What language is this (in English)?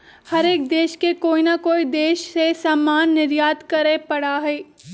Magahi